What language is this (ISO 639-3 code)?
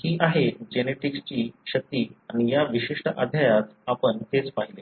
mar